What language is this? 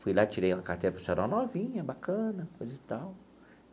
Portuguese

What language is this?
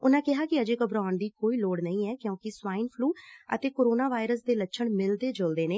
Punjabi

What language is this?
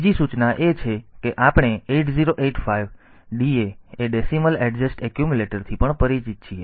Gujarati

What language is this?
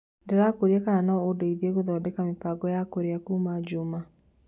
Kikuyu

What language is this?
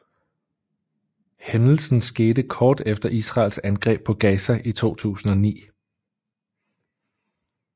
Danish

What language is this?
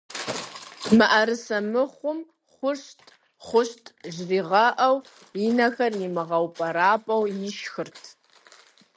Kabardian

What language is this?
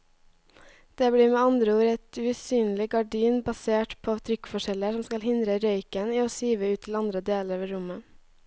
Norwegian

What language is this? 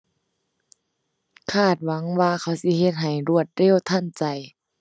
Thai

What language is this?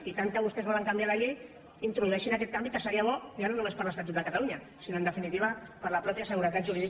Catalan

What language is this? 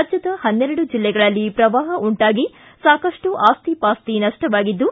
Kannada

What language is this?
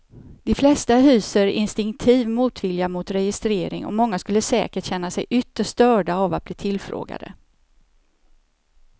Swedish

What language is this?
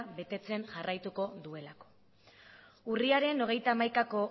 Basque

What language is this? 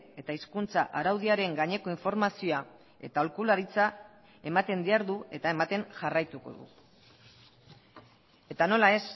Basque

